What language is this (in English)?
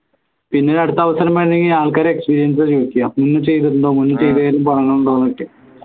Malayalam